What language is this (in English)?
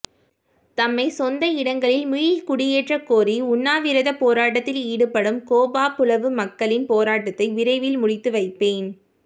Tamil